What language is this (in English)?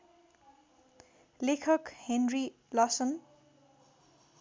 Nepali